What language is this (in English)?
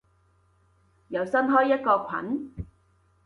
Cantonese